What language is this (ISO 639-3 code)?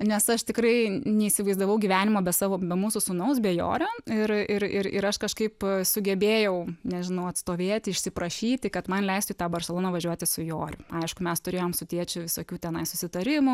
lit